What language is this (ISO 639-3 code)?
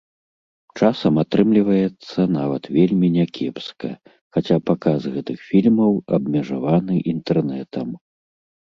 bel